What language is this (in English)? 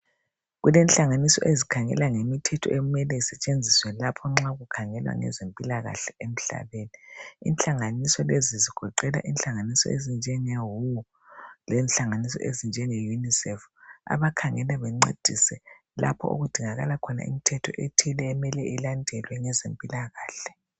North Ndebele